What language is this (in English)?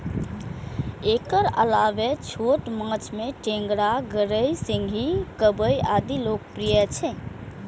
Maithili